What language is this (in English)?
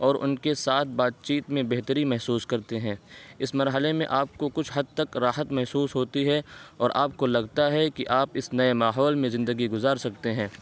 Urdu